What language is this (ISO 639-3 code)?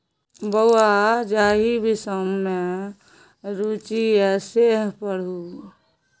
mai